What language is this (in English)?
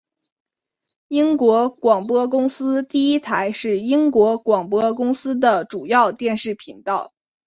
Chinese